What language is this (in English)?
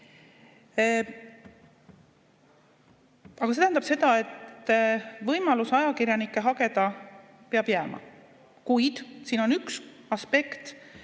Estonian